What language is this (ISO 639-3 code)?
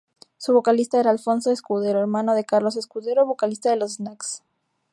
spa